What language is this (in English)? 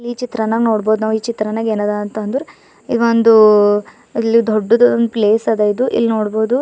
Kannada